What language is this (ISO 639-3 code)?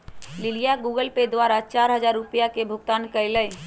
mag